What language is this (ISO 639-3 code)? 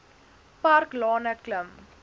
afr